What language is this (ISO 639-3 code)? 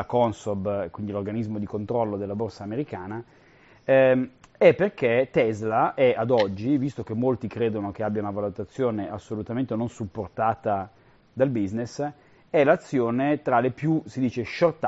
ita